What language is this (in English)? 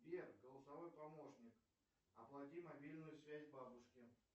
Russian